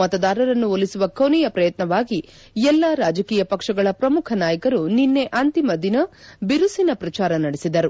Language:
Kannada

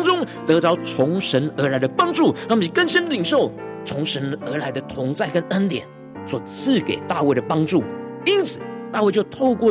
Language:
Chinese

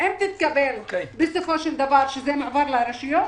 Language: Hebrew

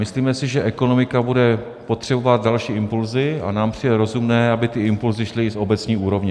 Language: Czech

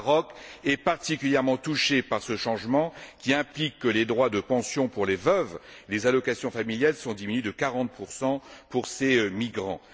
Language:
French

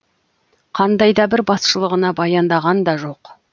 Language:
Kazakh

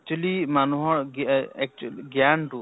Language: Assamese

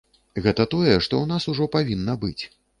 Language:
Belarusian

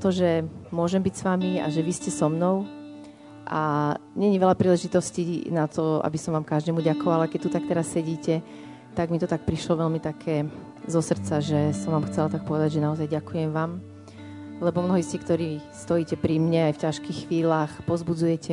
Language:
Slovak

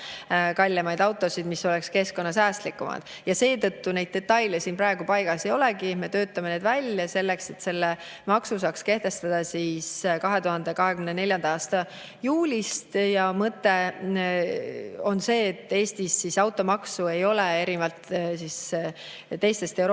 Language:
Estonian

